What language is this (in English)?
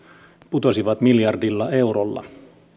Finnish